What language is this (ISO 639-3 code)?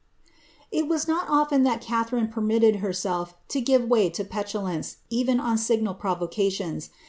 eng